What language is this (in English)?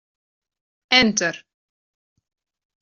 Western Frisian